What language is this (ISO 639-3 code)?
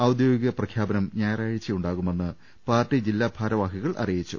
mal